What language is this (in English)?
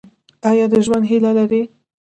Pashto